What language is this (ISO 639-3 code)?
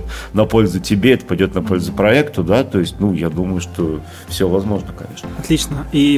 rus